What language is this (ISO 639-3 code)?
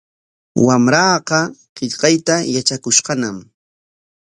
qwa